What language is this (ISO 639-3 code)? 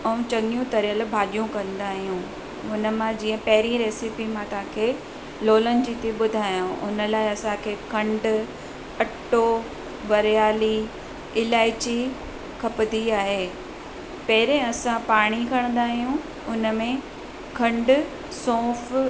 snd